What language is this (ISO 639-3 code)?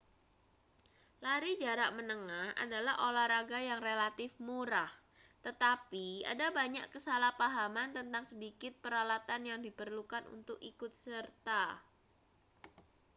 ind